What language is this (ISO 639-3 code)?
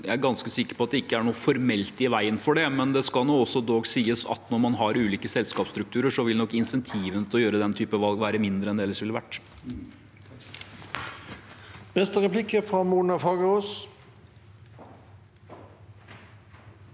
nor